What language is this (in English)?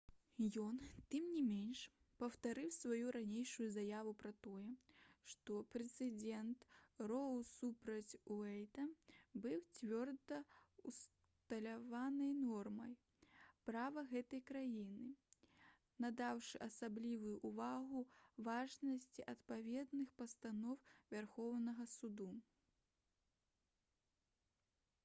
Belarusian